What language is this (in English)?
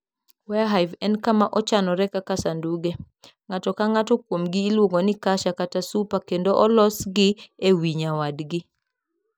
Luo (Kenya and Tanzania)